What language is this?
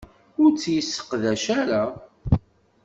Kabyle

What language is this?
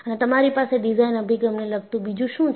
Gujarati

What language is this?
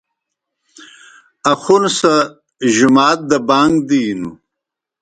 Kohistani Shina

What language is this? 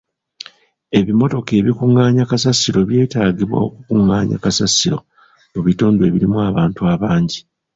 Ganda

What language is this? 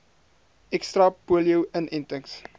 Afrikaans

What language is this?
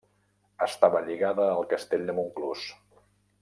Catalan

